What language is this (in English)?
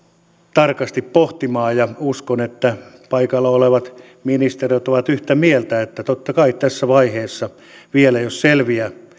Finnish